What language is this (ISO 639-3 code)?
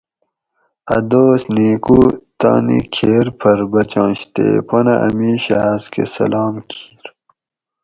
gwc